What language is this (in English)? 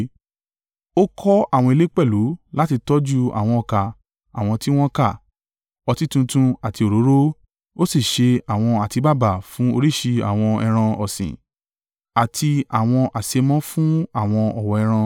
Yoruba